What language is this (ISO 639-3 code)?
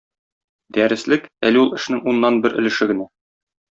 tat